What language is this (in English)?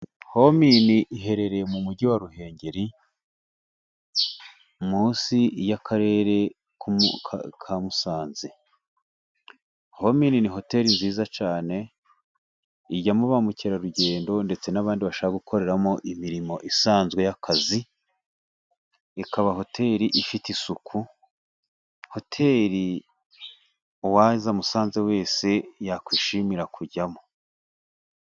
Kinyarwanda